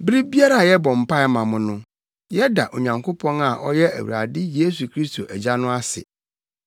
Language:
Akan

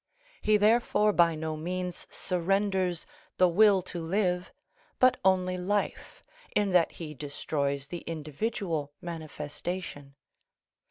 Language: English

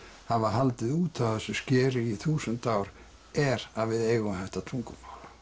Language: Icelandic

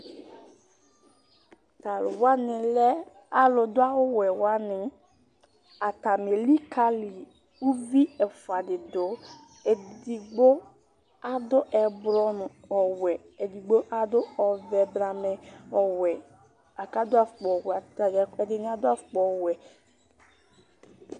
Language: Ikposo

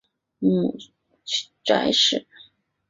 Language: Chinese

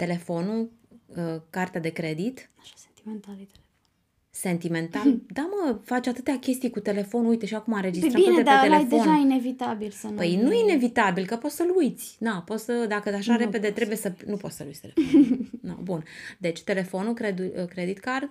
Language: Romanian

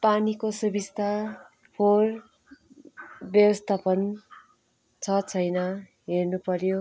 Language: Nepali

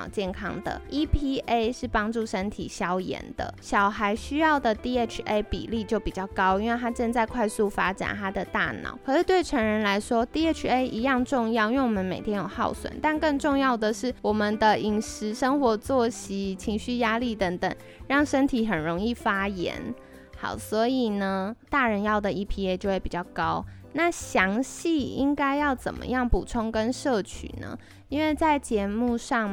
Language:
Chinese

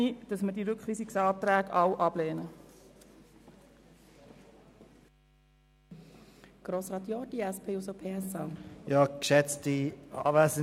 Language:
Swiss German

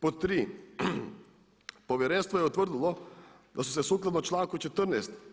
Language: Croatian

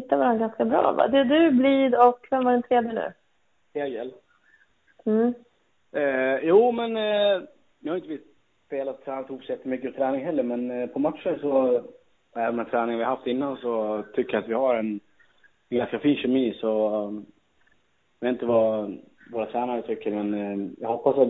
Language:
Swedish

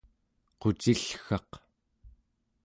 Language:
Central Yupik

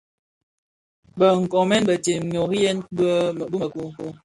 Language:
Bafia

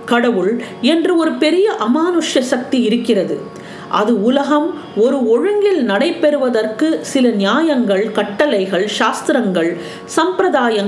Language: Tamil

